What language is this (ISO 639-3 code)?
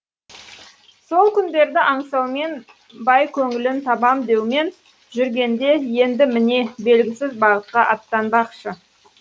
kaz